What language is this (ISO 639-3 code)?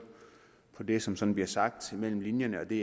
dan